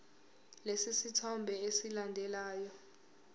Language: Zulu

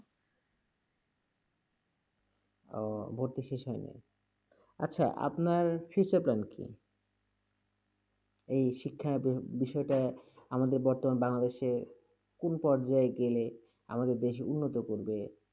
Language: Bangla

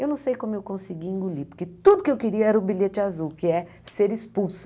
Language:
Portuguese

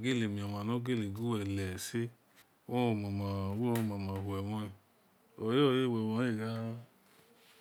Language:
Esan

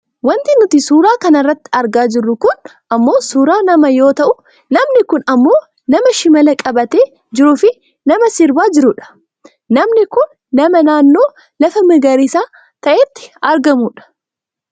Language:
Oromo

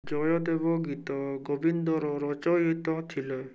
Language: Odia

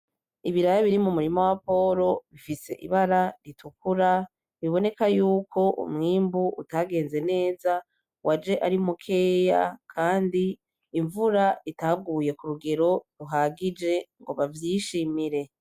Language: Rundi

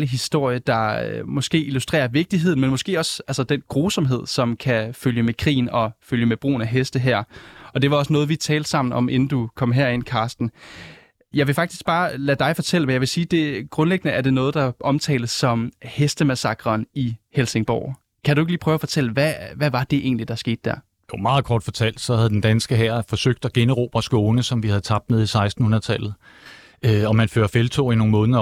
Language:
Danish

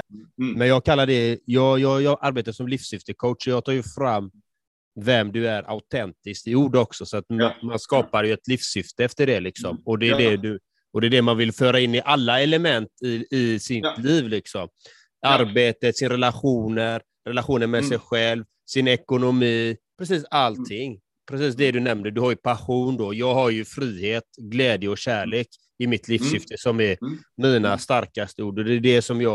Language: Swedish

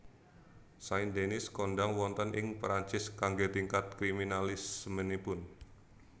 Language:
Javanese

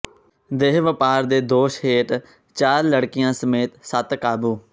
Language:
Punjabi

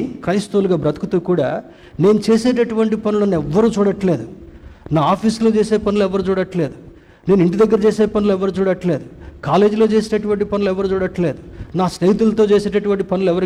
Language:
Telugu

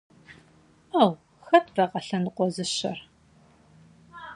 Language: Kabardian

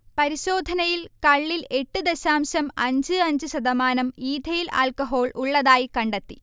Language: Malayalam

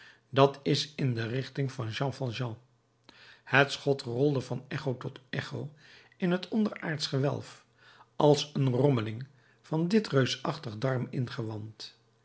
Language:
Dutch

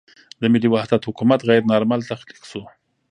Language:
Pashto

